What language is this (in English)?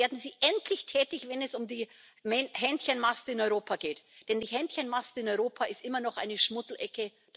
German